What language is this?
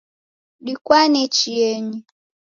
Taita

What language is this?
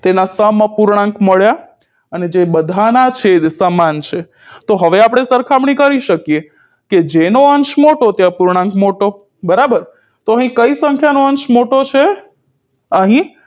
Gujarati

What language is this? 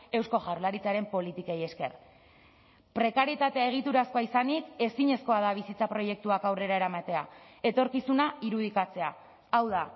Basque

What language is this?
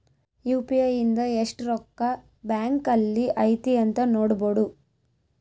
Kannada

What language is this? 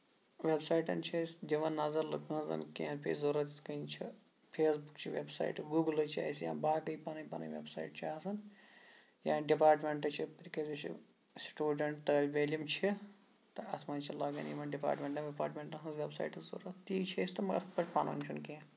Kashmiri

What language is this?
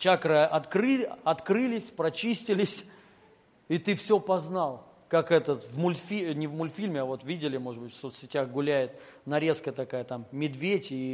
Russian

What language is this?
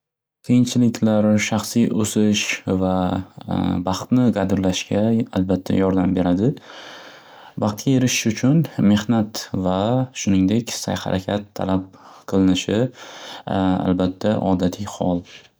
Uzbek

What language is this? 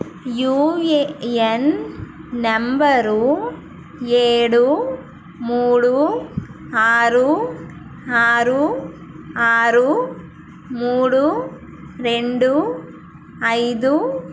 Telugu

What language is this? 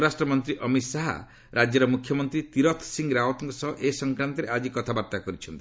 Odia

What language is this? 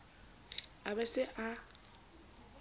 Southern Sotho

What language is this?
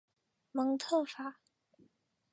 Chinese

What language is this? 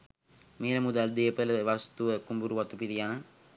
Sinhala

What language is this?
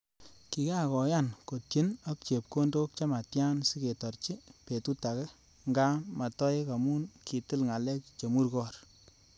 Kalenjin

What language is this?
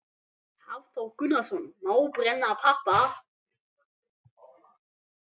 Icelandic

